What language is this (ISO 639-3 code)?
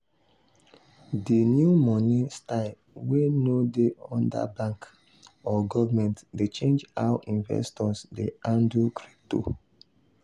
pcm